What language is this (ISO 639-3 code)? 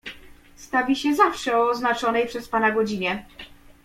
pol